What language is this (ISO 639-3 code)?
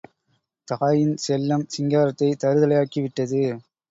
tam